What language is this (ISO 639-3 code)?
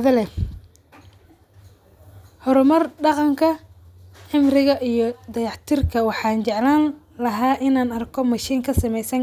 som